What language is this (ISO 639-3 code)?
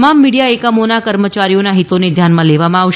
guj